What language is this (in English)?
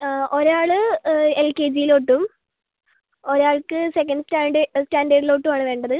Malayalam